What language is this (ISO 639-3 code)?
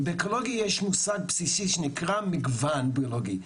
heb